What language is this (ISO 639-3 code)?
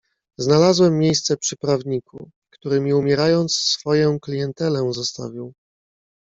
pol